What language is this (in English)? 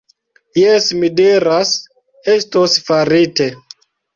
Esperanto